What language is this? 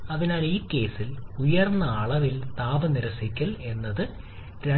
Malayalam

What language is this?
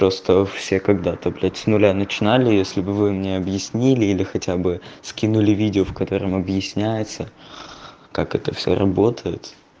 Russian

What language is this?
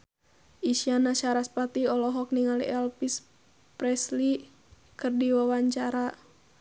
Sundanese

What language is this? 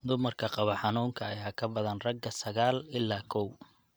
Somali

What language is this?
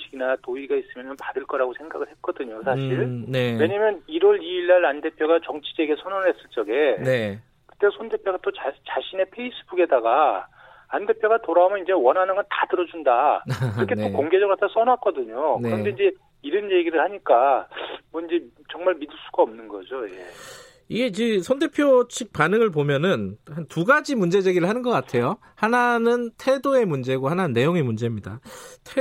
Korean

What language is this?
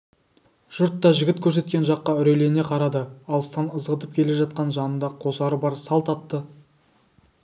Kazakh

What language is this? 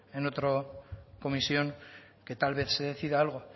Spanish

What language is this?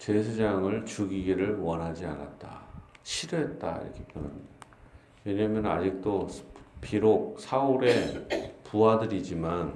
Korean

